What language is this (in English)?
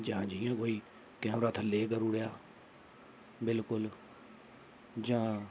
Dogri